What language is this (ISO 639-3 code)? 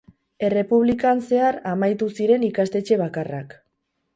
eus